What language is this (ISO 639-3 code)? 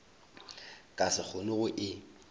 nso